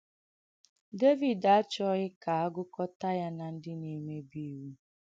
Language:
Igbo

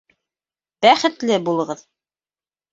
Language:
Bashkir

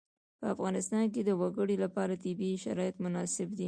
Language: Pashto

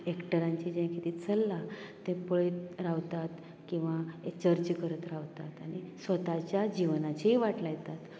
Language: Konkani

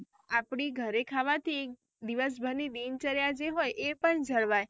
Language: Gujarati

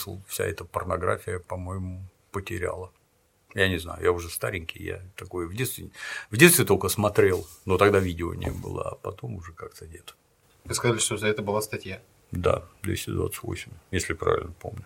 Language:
Russian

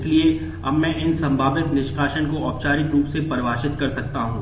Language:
Hindi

